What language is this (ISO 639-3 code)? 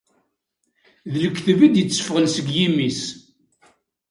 kab